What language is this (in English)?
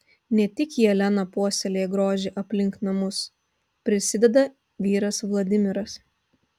Lithuanian